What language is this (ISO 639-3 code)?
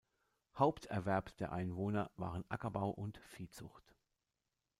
deu